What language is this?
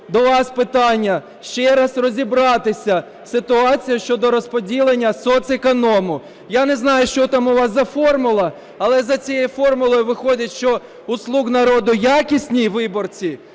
Ukrainian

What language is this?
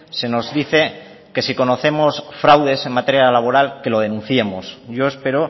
Spanish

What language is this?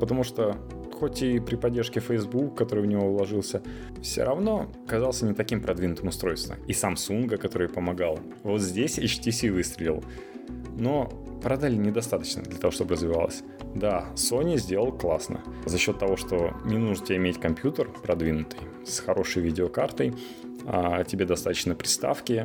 Russian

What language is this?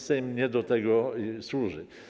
Polish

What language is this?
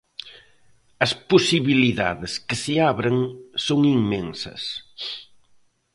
Galician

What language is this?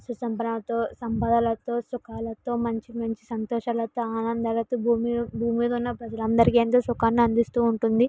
Telugu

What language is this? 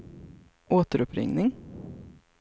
Swedish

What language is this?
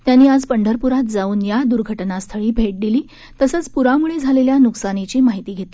Marathi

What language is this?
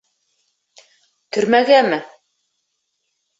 Bashkir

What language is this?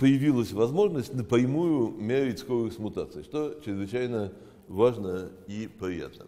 Russian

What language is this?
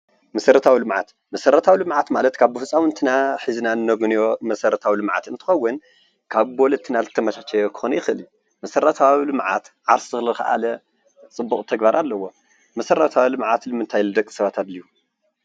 Tigrinya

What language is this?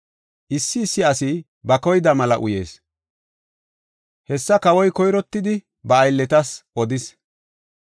Gofa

